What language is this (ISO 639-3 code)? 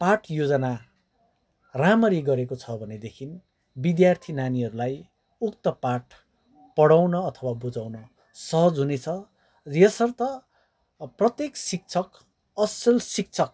nep